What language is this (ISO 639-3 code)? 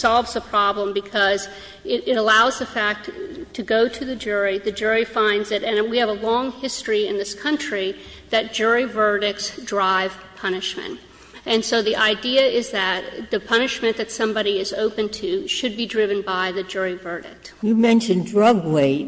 eng